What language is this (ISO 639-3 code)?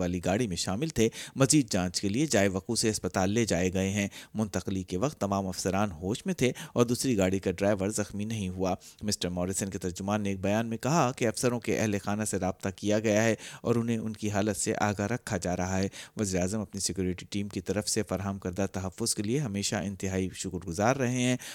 urd